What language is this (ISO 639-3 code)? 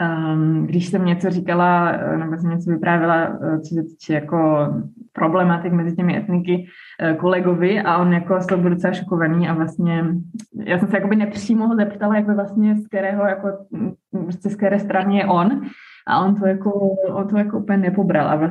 ces